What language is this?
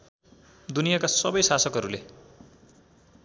Nepali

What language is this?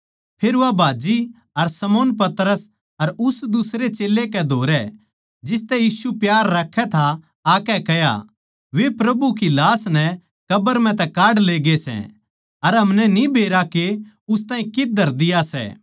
Haryanvi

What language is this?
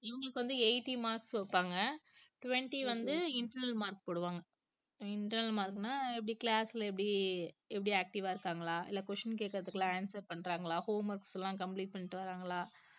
Tamil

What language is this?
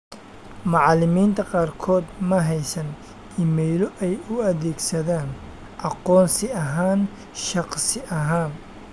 Somali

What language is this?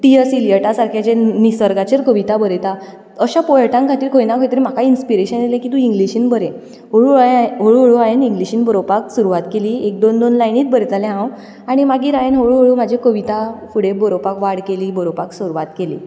Konkani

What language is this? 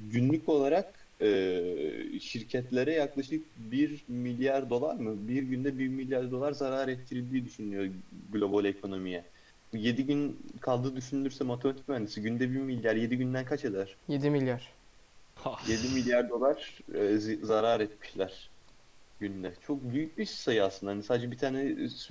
Turkish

